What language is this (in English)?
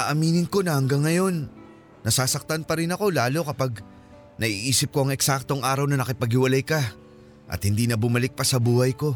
Filipino